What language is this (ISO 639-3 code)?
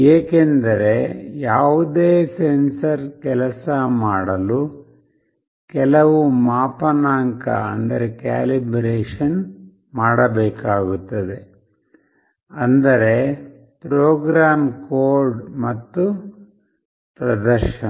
kan